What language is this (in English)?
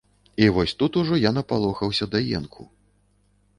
Belarusian